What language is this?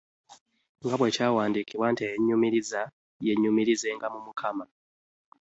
Ganda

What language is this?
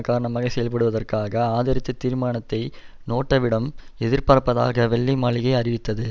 Tamil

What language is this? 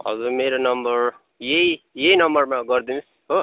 Nepali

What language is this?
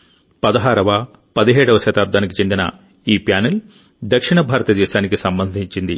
Telugu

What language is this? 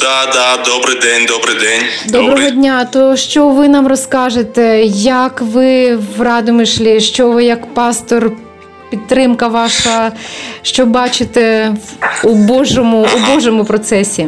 Ukrainian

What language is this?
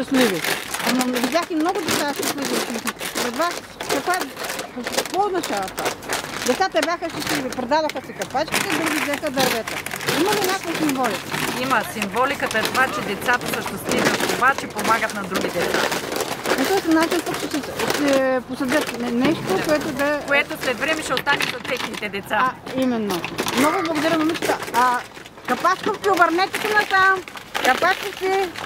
Bulgarian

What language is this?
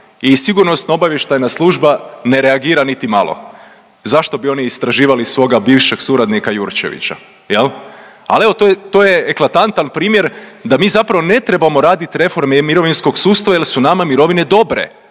Croatian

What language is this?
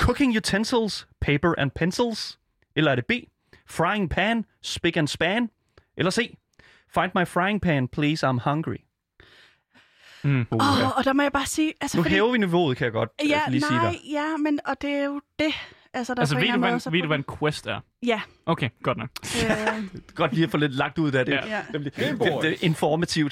Danish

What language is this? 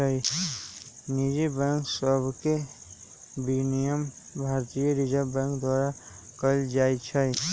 Magahi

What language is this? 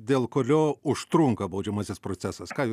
Lithuanian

